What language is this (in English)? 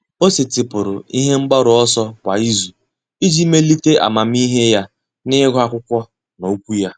Igbo